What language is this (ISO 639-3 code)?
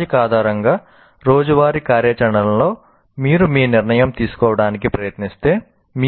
tel